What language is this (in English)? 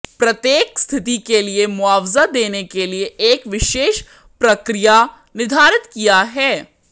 Hindi